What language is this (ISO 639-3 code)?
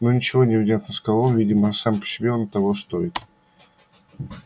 rus